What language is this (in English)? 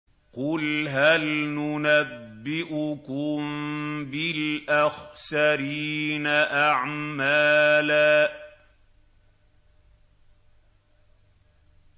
Arabic